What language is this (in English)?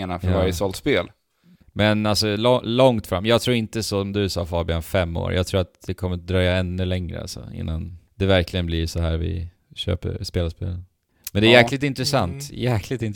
Swedish